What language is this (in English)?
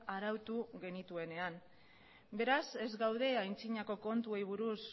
Basque